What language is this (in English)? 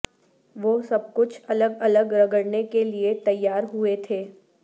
Urdu